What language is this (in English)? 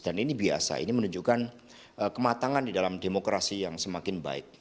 Indonesian